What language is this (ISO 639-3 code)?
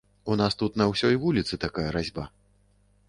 bel